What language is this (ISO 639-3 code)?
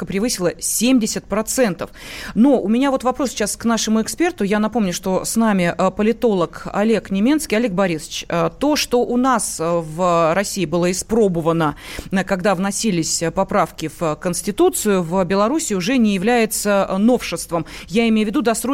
rus